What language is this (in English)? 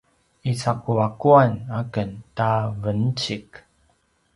Paiwan